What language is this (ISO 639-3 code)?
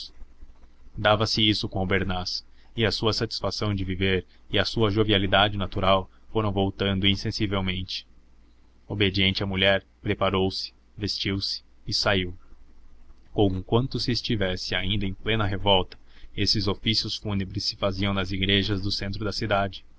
por